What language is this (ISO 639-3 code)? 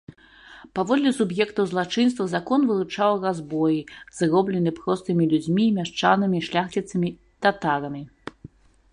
bel